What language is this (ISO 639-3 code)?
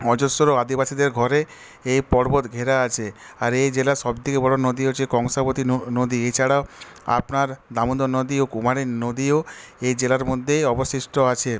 ben